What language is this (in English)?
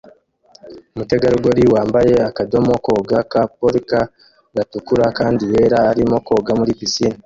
Kinyarwanda